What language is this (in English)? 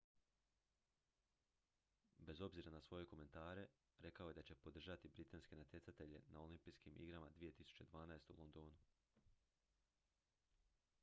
Croatian